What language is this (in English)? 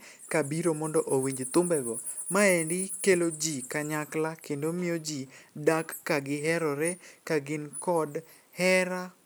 Luo (Kenya and Tanzania)